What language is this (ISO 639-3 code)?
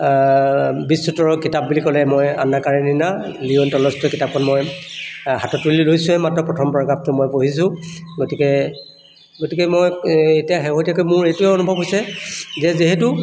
asm